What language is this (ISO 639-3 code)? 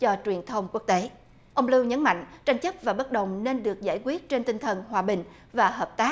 vie